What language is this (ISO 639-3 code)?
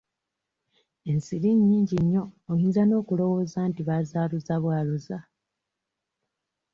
lug